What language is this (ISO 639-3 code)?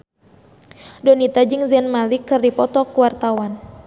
sun